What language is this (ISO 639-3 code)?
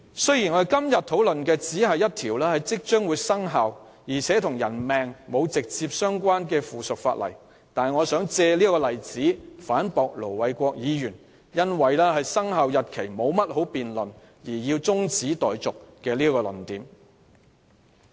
yue